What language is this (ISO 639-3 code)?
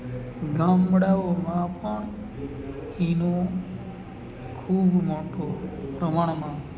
guj